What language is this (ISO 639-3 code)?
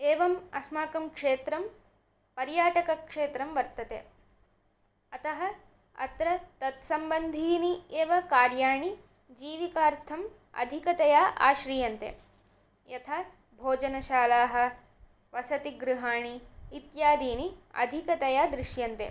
san